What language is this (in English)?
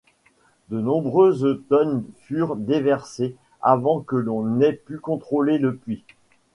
French